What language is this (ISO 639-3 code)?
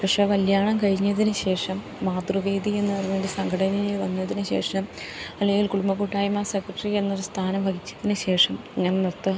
mal